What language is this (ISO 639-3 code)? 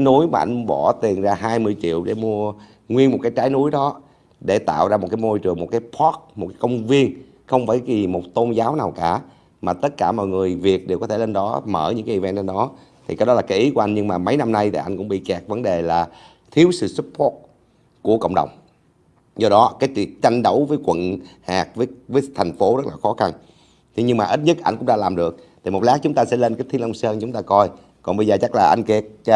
vie